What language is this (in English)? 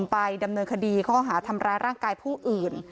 Thai